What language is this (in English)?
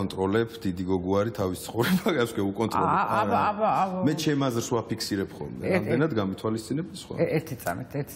Romanian